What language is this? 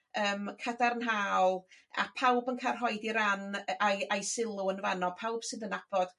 Welsh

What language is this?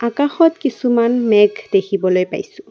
Assamese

